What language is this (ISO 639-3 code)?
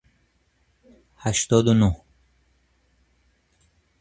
fas